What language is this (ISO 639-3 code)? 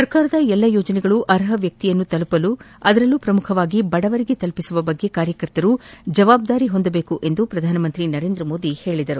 kan